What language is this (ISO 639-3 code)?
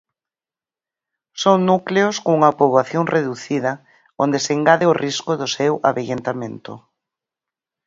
glg